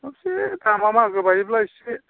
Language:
Bodo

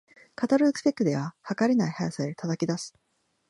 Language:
Japanese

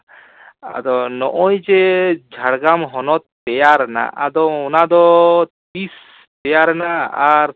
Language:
Santali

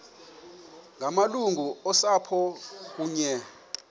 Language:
Xhosa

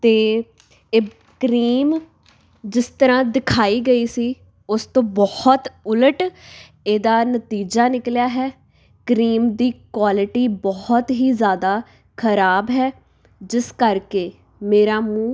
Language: Punjabi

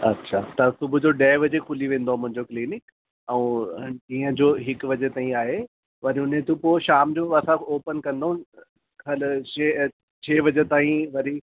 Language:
Sindhi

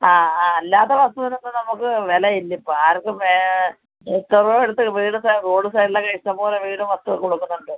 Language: Malayalam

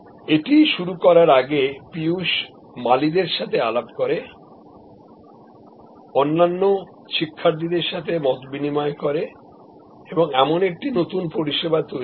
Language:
Bangla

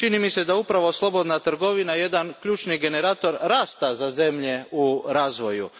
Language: Croatian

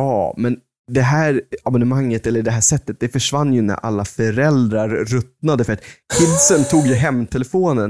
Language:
Swedish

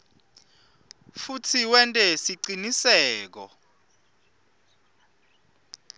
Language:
Swati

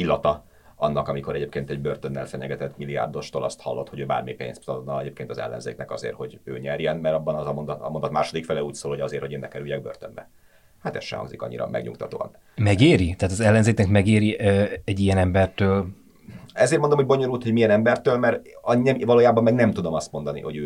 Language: Hungarian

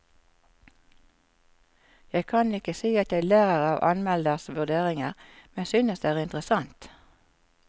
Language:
Norwegian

